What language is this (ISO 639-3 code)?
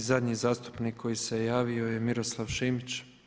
hrv